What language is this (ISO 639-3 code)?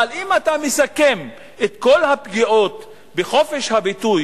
heb